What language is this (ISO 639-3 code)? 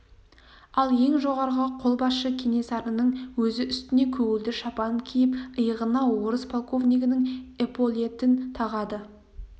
kaz